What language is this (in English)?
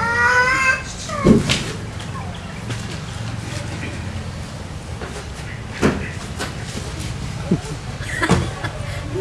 Indonesian